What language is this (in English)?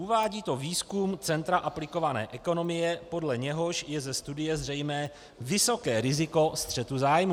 Czech